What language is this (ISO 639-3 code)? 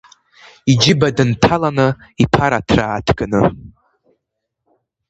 abk